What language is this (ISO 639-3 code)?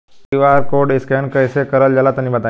bho